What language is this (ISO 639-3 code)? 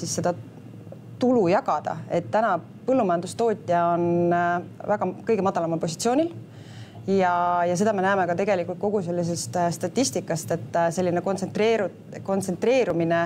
fin